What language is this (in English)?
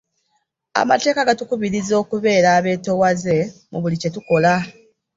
Ganda